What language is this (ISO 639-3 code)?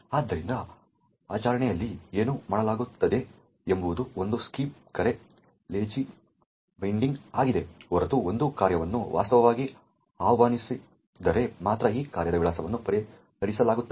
kan